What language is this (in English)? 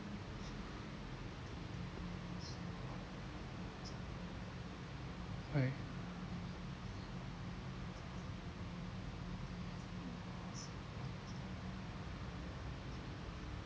English